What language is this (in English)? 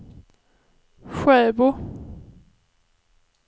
Swedish